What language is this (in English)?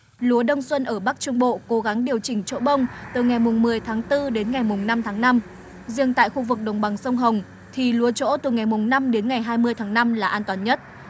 Vietnamese